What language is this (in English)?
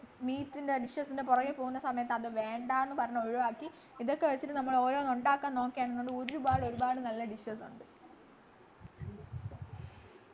Malayalam